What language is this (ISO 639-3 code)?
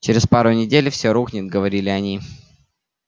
rus